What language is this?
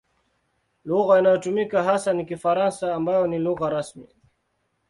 Swahili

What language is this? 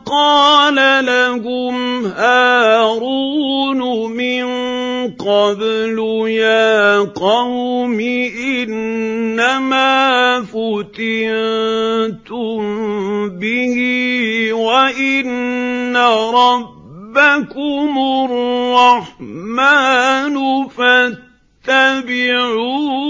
Arabic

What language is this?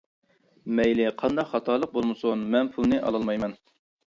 Uyghur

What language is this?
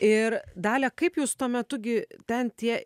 Lithuanian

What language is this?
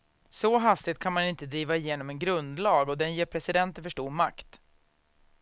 Swedish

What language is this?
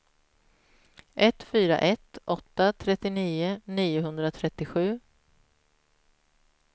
Swedish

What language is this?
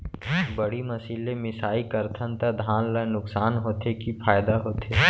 Chhattisgarhi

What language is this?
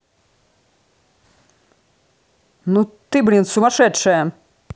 Russian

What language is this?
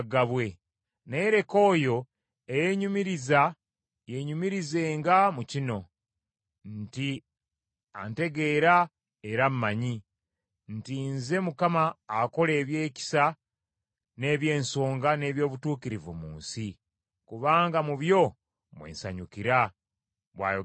Ganda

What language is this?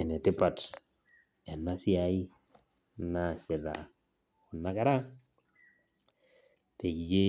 Masai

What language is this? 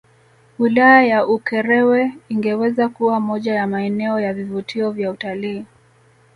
Swahili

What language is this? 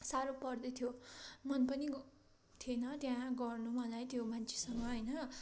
Nepali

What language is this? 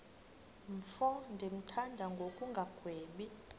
Xhosa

